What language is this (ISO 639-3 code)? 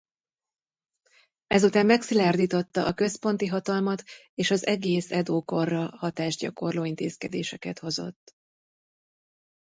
hun